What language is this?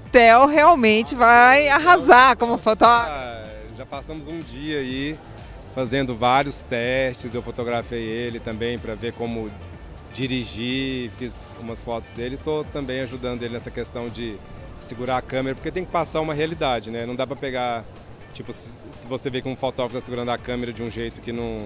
Portuguese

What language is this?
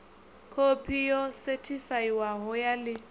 Venda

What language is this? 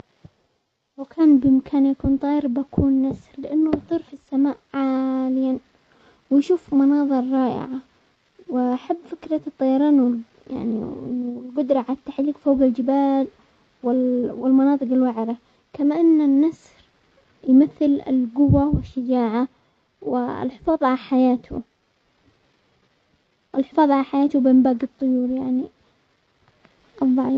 Omani Arabic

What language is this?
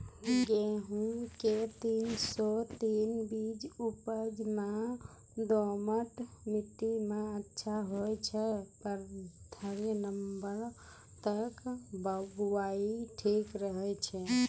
Maithili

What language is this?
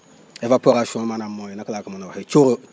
Wolof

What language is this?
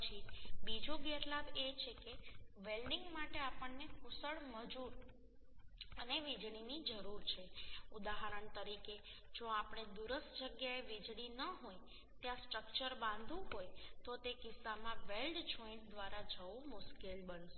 Gujarati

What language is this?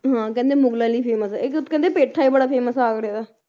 Punjabi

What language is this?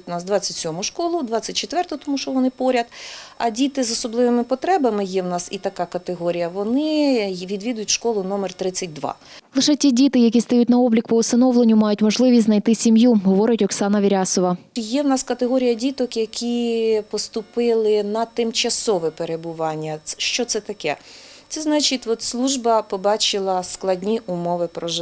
Ukrainian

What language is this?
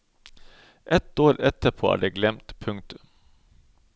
Norwegian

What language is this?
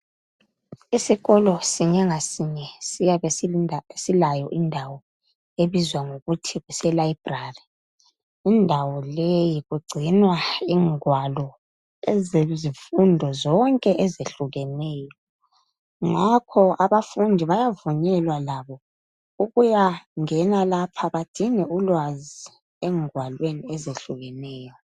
North Ndebele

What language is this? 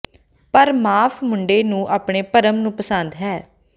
Punjabi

